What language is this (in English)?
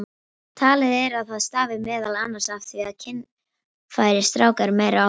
Icelandic